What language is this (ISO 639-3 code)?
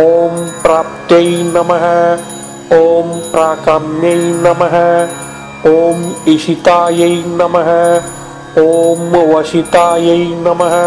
vie